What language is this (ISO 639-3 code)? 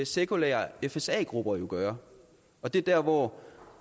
dan